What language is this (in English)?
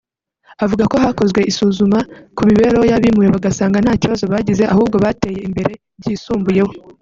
Kinyarwanda